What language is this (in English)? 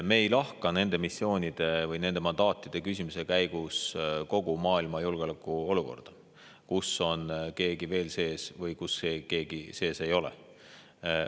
Estonian